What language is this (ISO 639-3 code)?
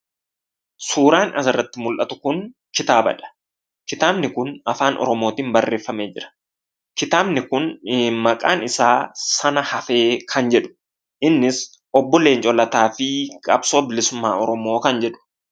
orm